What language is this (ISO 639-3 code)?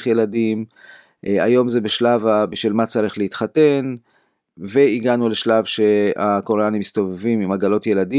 heb